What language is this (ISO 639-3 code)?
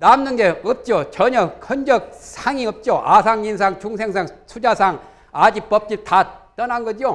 kor